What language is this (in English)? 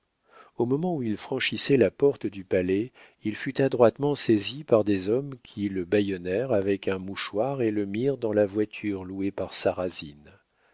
French